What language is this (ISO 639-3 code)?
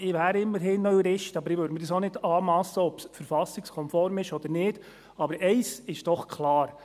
gsw